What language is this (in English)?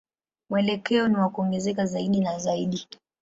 Swahili